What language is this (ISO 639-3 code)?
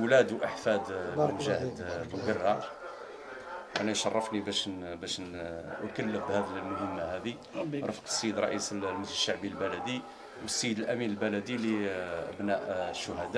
ara